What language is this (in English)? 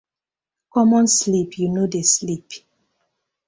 Nigerian Pidgin